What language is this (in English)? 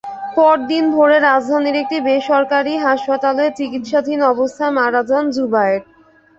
Bangla